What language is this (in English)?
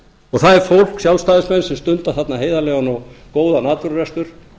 Icelandic